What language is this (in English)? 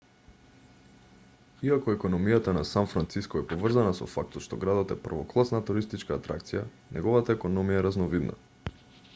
Macedonian